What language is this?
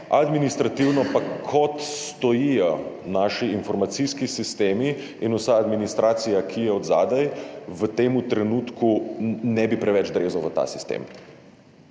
Slovenian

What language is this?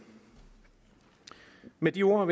Danish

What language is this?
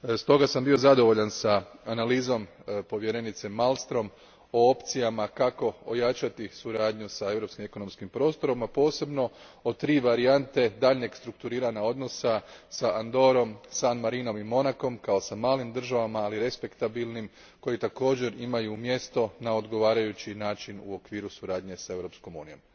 Croatian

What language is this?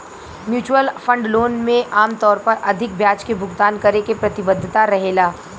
Bhojpuri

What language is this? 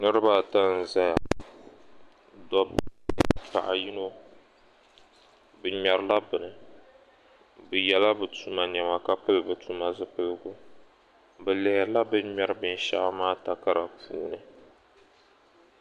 Dagbani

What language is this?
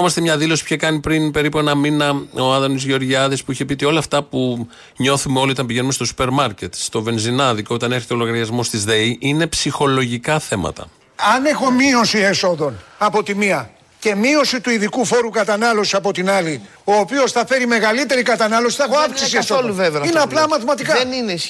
Greek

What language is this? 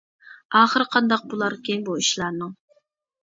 Uyghur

